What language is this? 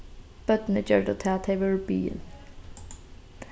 Faroese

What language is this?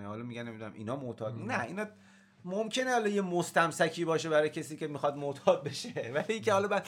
Persian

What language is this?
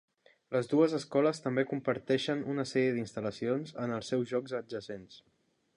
Catalan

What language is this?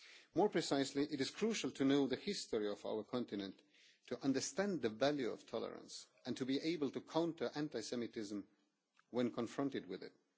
English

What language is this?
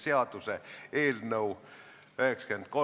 Estonian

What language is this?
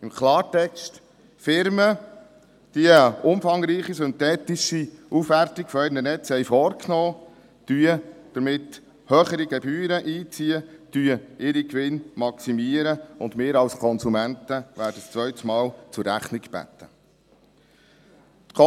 Swiss German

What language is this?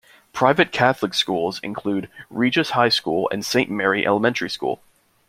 English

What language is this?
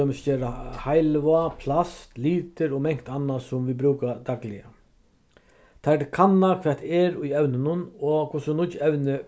Faroese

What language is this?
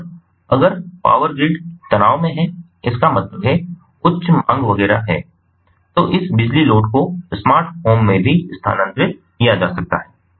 Hindi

